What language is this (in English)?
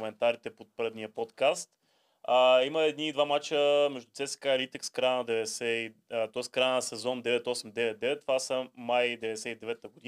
Bulgarian